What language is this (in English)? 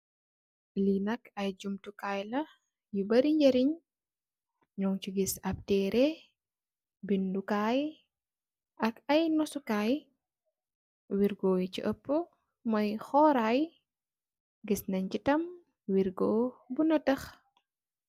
Wolof